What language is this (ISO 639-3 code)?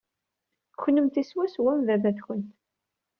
kab